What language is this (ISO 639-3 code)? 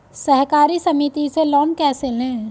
hin